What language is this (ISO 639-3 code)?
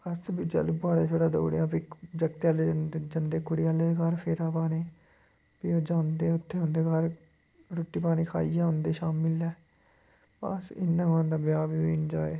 doi